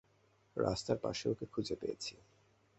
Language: Bangla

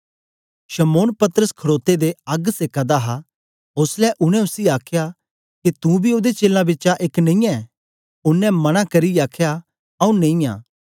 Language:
Dogri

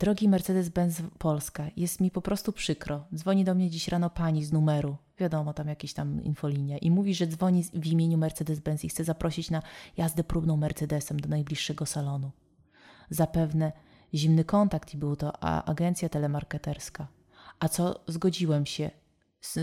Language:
Polish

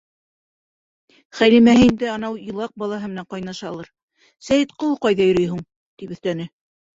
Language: Bashkir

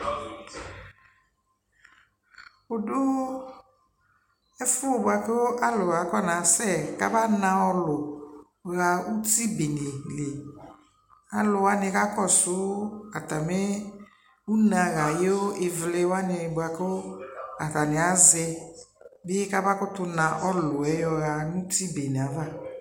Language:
Ikposo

